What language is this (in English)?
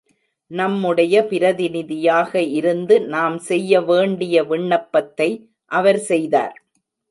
Tamil